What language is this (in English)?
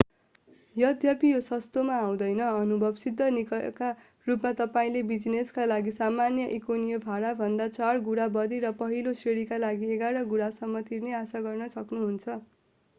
Nepali